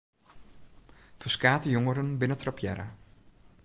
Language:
Western Frisian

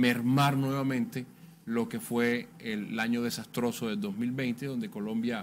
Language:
Spanish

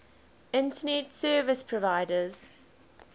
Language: English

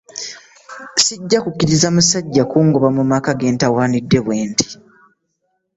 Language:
Ganda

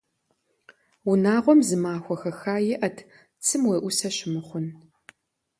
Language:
Kabardian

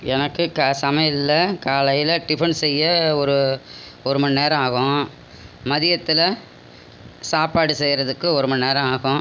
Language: Tamil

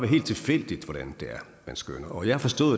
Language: Danish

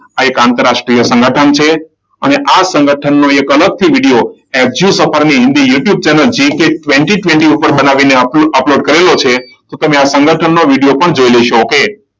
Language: Gujarati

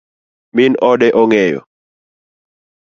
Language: Luo (Kenya and Tanzania)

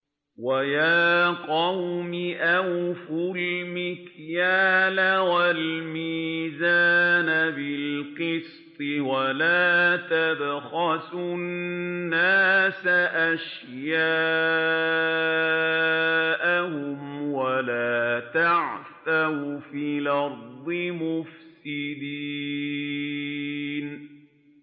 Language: Arabic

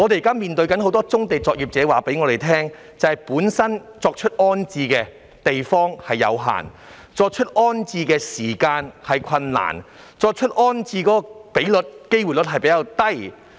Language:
Cantonese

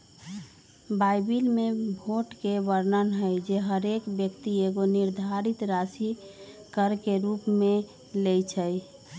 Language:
Magahi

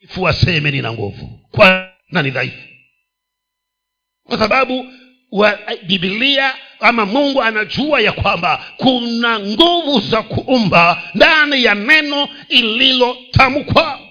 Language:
Swahili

